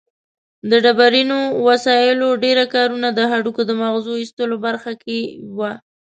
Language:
Pashto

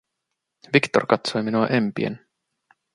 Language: Finnish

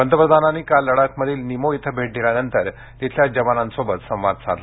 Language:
Marathi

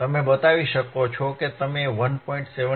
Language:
Gujarati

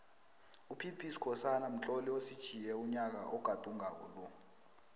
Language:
South Ndebele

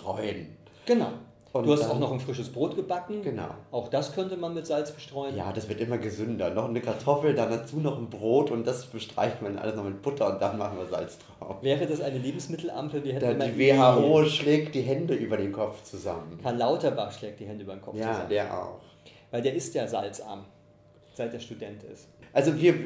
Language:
German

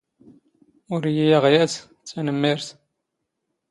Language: Standard Moroccan Tamazight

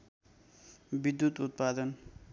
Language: Nepali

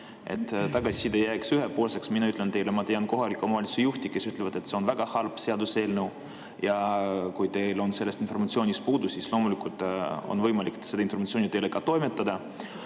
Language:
Estonian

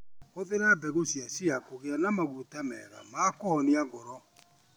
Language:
Kikuyu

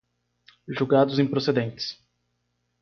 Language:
Portuguese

